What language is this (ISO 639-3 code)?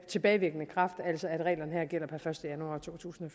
dan